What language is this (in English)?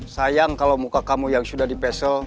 Indonesian